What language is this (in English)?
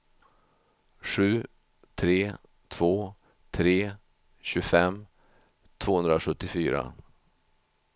Swedish